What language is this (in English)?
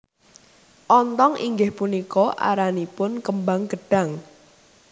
Javanese